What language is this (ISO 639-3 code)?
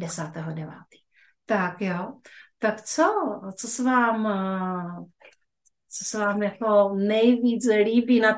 ces